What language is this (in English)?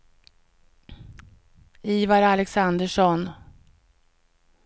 Swedish